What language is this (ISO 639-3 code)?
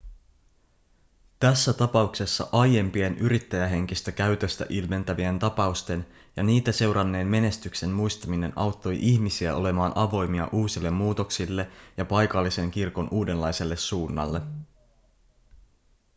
fin